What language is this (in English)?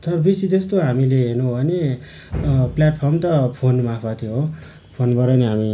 Nepali